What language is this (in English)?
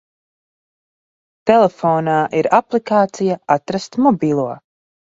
Latvian